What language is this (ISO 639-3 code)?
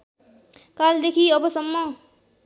nep